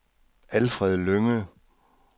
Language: Danish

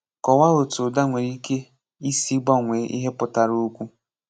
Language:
Igbo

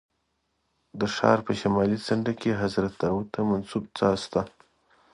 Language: Pashto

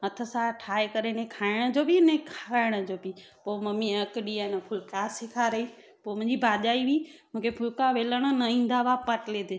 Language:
Sindhi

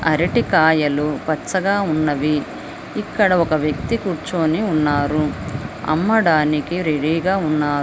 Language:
Telugu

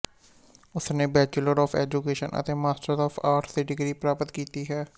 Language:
Punjabi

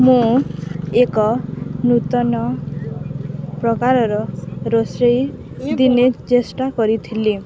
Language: Odia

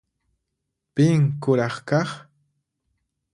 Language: Puno Quechua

